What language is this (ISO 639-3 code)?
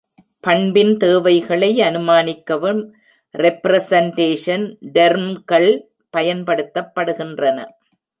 tam